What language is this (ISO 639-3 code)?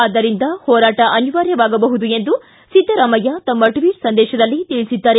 kan